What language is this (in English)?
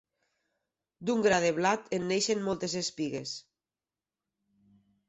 Catalan